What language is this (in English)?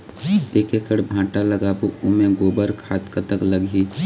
Chhattisgarhi